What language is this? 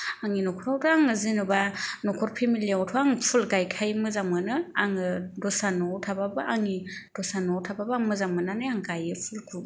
Bodo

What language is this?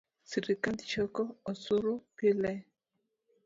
Luo (Kenya and Tanzania)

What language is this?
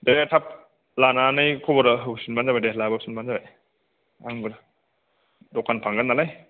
Bodo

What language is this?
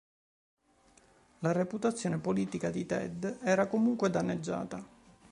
Italian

